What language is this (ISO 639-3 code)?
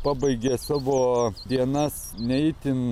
lit